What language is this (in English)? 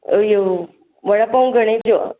Sindhi